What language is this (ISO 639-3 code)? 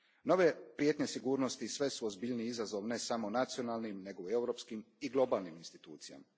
hrv